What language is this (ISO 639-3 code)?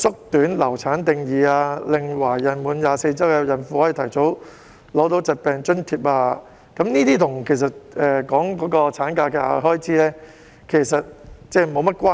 yue